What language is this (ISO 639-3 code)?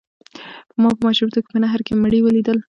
pus